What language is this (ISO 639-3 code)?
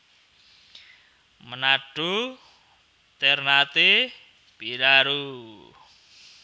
jav